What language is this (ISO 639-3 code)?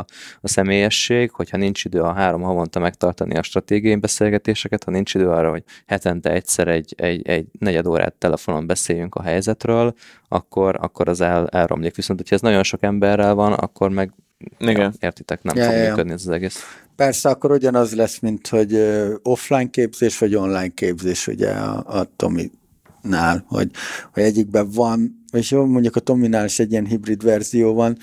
hun